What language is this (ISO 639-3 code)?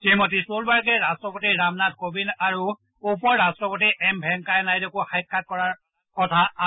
asm